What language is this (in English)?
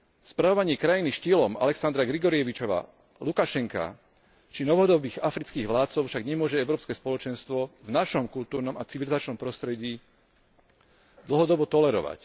Slovak